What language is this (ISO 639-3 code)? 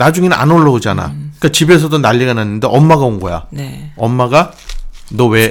kor